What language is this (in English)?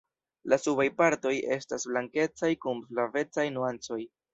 Esperanto